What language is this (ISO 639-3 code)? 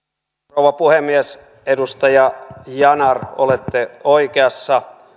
fin